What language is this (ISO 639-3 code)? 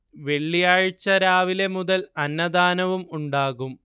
mal